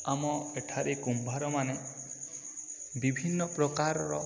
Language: Odia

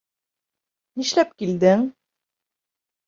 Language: Bashkir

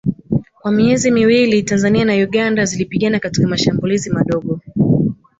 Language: Swahili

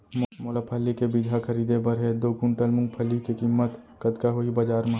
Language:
Chhattisgarhi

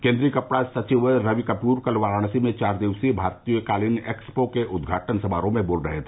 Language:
Hindi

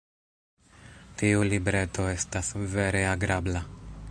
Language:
Esperanto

